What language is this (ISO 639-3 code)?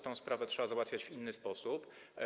pol